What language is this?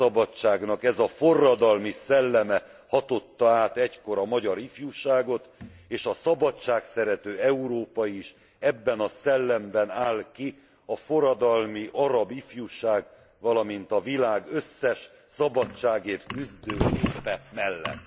Hungarian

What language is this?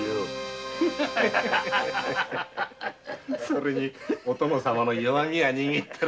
Japanese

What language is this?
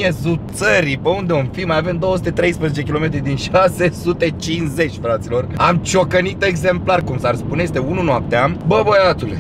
Romanian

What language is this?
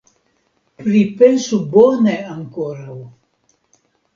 Esperanto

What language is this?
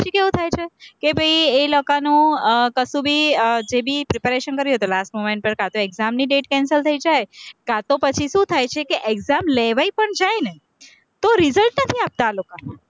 Gujarati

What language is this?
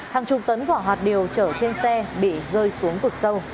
Vietnamese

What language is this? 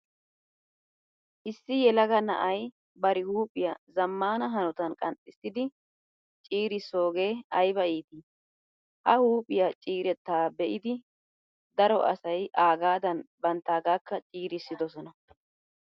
Wolaytta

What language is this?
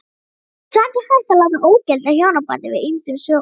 Icelandic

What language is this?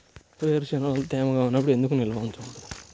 Telugu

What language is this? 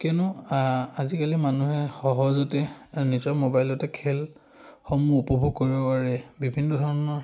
Assamese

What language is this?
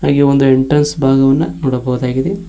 Kannada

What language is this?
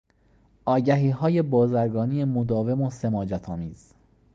Persian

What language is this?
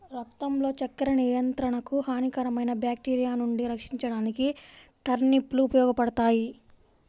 Telugu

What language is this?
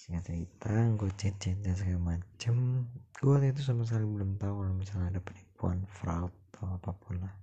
Indonesian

